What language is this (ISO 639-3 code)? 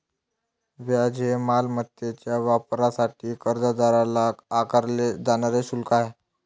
mar